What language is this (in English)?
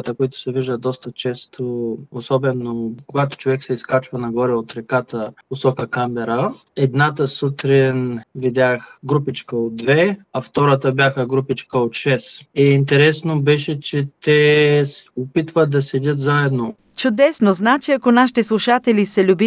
Bulgarian